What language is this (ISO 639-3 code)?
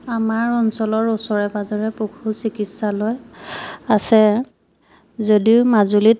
asm